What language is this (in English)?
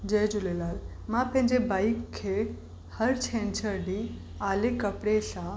Sindhi